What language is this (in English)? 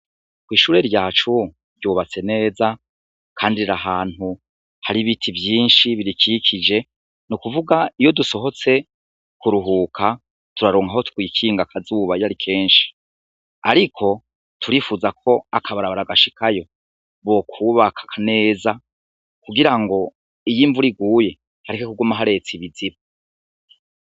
Rundi